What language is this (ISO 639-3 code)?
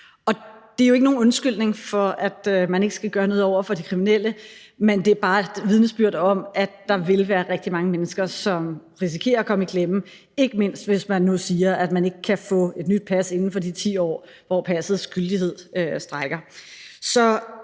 dan